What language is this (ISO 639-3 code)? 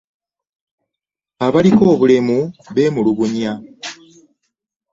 lug